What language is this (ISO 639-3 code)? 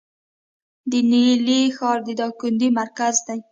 pus